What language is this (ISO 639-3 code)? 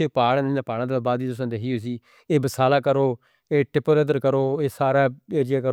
hno